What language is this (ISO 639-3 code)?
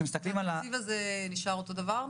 heb